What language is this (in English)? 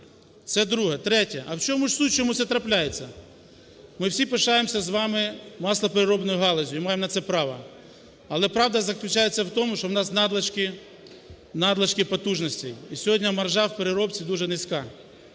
Ukrainian